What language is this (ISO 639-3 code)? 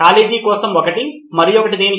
tel